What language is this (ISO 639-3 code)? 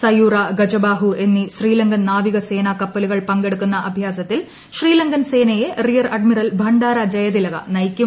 mal